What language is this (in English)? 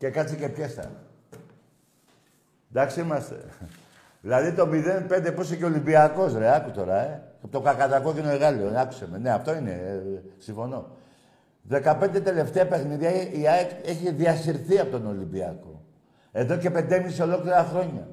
Greek